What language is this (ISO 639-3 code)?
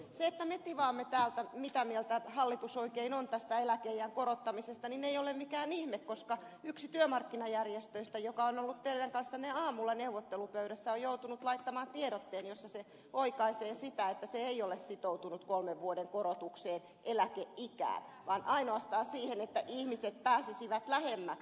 fin